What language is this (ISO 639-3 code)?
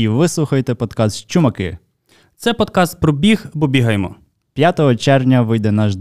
ukr